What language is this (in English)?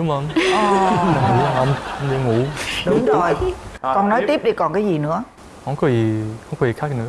Vietnamese